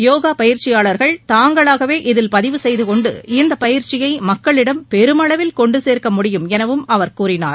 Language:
Tamil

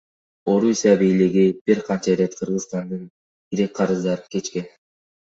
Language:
Kyrgyz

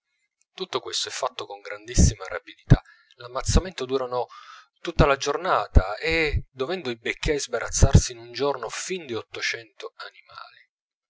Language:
Italian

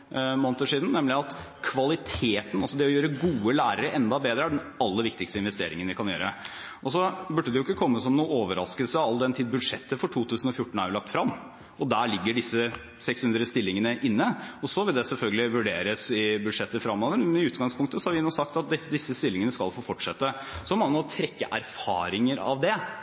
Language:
Norwegian Bokmål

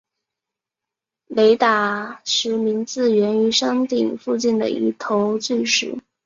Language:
Chinese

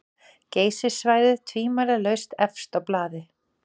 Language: Icelandic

